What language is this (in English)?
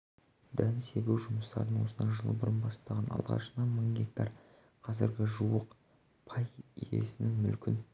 Kazakh